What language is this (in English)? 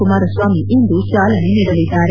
Kannada